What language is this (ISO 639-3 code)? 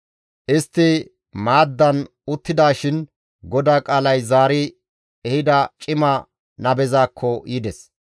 gmv